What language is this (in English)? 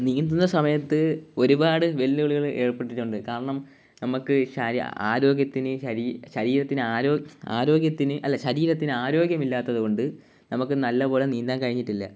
Malayalam